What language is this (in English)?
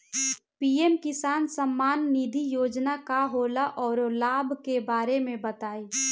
Bhojpuri